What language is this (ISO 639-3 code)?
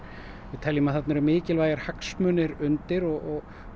isl